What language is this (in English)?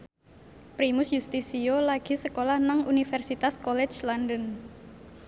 Javanese